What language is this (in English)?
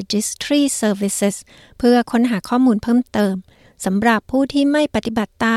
Thai